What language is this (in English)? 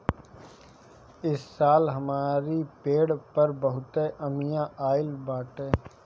Bhojpuri